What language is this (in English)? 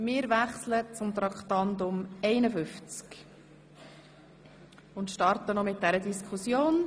Swiss German